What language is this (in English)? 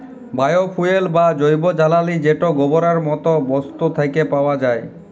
Bangla